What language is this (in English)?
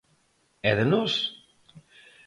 Galician